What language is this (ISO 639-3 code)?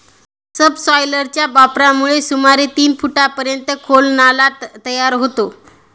mar